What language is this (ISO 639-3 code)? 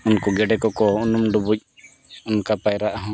sat